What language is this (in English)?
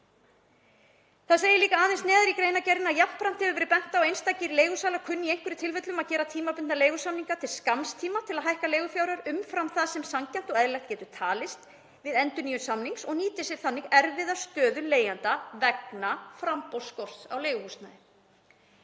Icelandic